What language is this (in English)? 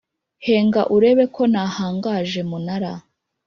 Kinyarwanda